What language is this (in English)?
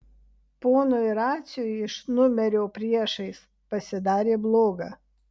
Lithuanian